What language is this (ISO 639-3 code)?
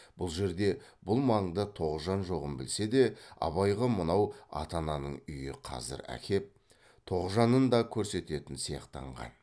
kaz